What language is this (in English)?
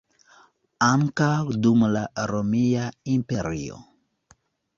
Esperanto